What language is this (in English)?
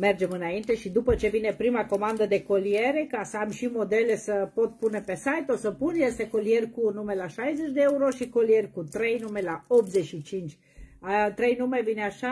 Romanian